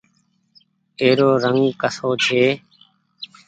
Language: Goaria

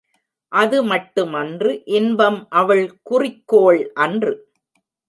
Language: Tamil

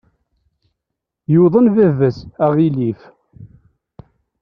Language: Kabyle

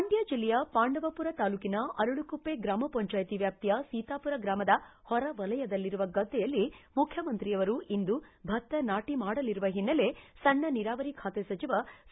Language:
Kannada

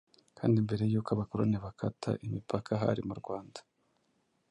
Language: Kinyarwanda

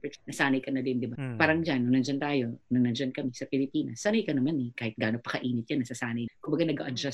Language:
Filipino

